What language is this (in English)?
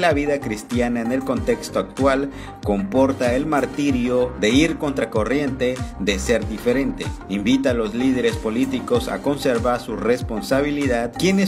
Spanish